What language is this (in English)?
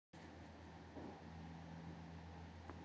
Kazakh